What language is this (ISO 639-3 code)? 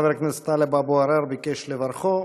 heb